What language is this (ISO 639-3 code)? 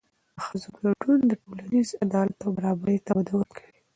pus